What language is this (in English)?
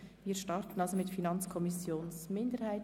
Swiss German